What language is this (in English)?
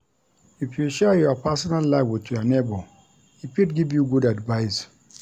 Nigerian Pidgin